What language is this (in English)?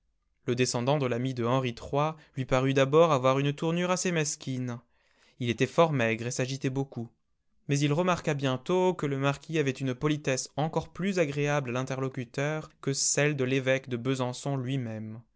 French